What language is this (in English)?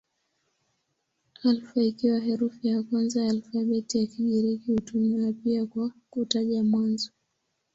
Swahili